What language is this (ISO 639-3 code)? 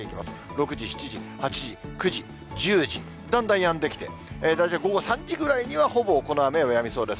jpn